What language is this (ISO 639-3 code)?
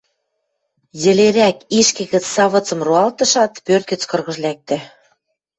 mrj